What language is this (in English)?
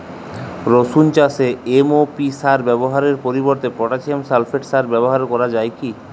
Bangla